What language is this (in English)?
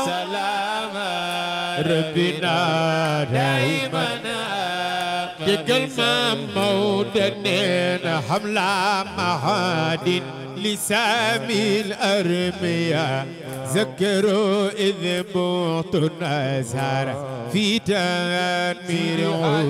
Arabic